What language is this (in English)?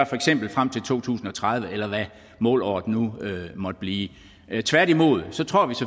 Danish